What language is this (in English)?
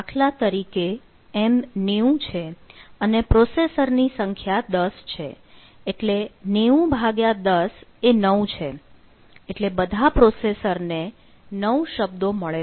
Gujarati